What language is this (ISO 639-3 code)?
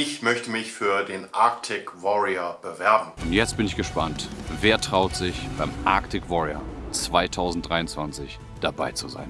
deu